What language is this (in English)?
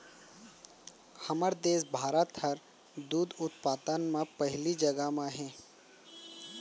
Chhattisgarhi